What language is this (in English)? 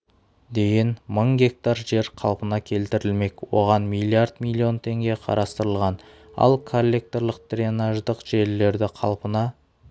Kazakh